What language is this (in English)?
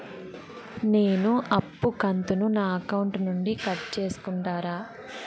Telugu